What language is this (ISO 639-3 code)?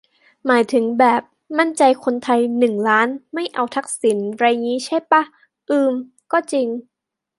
tha